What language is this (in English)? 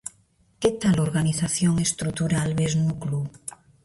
Galician